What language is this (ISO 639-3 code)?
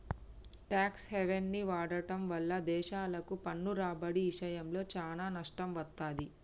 tel